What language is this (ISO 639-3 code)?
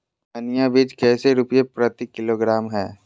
mag